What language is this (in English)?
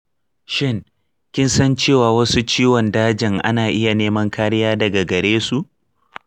Hausa